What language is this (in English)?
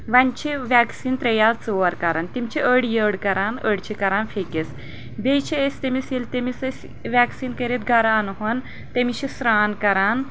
Kashmiri